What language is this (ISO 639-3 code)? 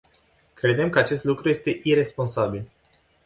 ron